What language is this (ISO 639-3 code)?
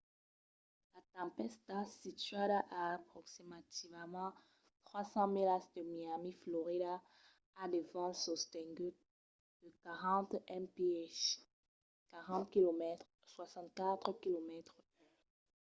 oci